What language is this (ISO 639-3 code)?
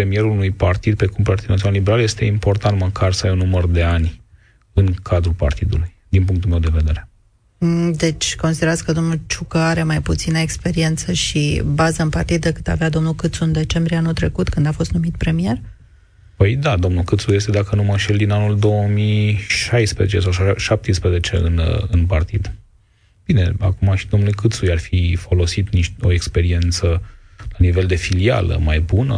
ron